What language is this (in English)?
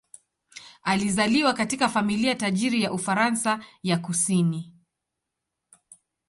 Swahili